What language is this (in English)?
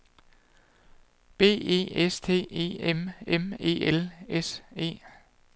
Danish